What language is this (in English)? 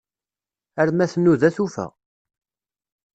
Kabyle